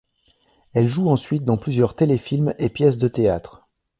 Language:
French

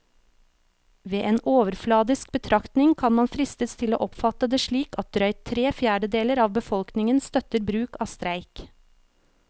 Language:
Norwegian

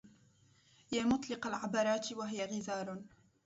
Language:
Arabic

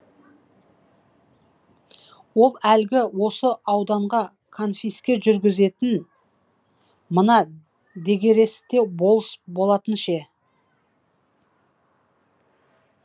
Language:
Kazakh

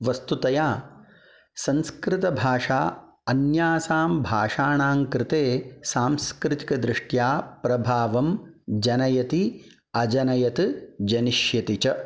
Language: Sanskrit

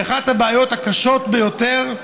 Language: Hebrew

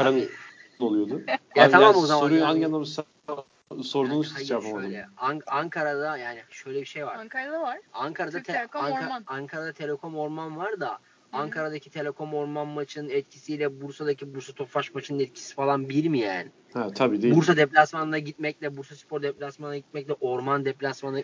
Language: Turkish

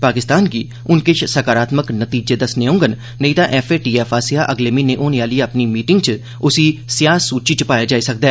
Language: Dogri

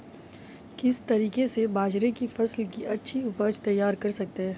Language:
Hindi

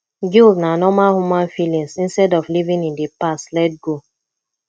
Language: Nigerian Pidgin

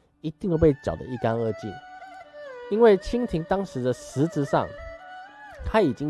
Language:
Chinese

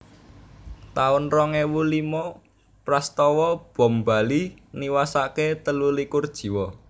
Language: Javanese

